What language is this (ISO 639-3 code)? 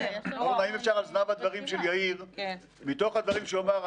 heb